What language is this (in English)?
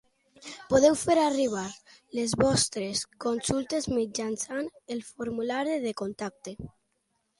Catalan